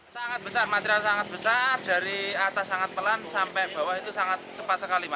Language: Indonesian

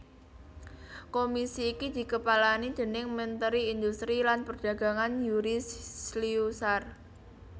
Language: Javanese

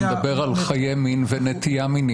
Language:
Hebrew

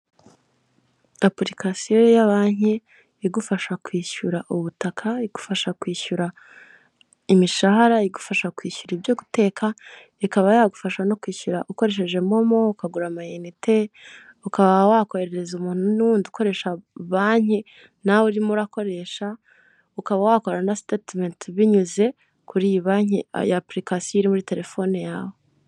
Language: Kinyarwanda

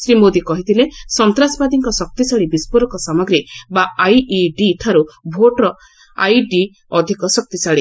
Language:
Odia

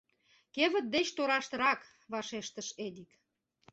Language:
Mari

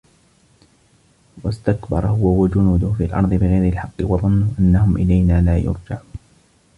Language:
Arabic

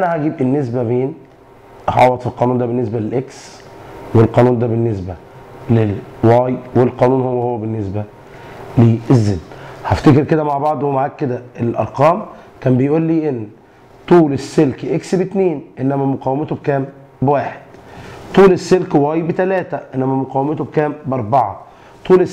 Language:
Arabic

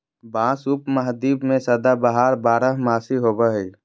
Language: Magahi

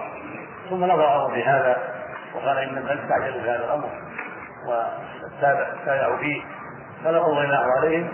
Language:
Arabic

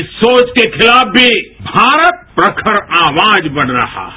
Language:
Hindi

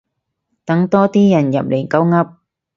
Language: Cantonese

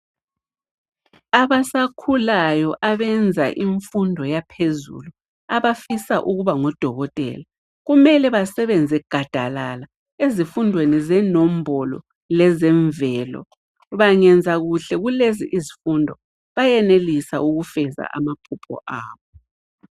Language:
North Ndebele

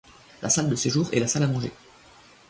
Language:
French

